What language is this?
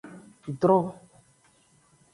Aja (Benin)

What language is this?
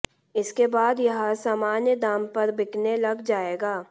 Hindi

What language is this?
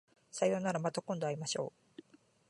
Japanese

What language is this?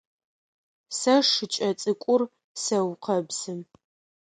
Adyghe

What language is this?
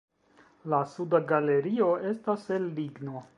Esperanto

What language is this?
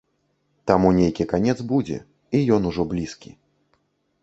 Belarusian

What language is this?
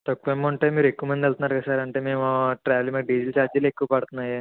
Telugu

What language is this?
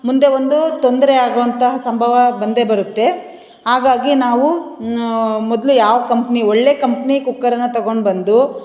Kannada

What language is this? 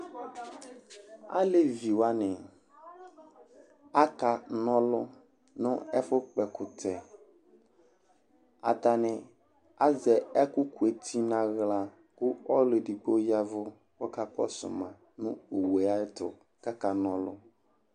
Ikposo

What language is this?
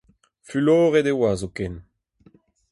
Breton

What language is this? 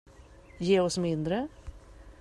Swedish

